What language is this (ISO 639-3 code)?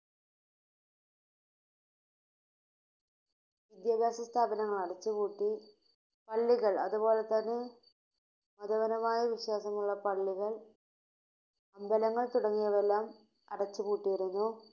mal